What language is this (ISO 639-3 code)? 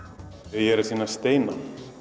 isl